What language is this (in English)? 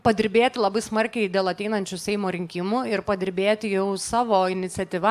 Lithuanian